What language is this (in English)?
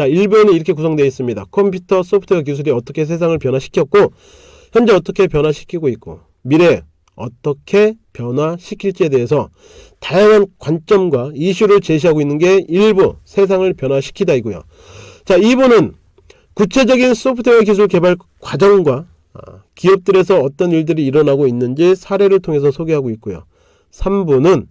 Korean